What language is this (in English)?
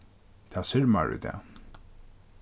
Faroese